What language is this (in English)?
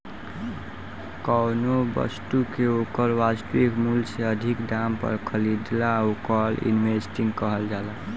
Bhojpuri